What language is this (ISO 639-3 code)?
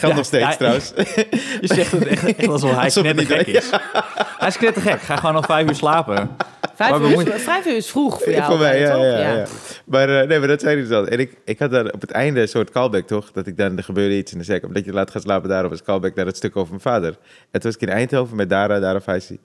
nld